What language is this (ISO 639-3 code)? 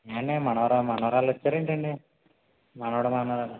tel